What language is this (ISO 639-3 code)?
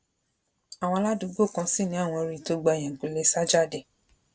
yor